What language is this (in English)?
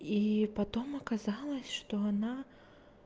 Russian